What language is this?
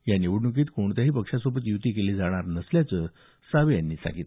Marathi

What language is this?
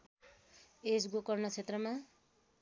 Nepali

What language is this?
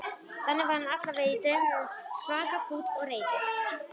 Icelandic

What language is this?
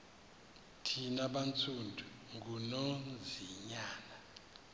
Xhosa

